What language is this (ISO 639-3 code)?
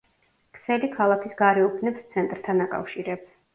kat